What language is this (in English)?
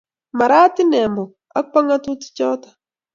Kalenjin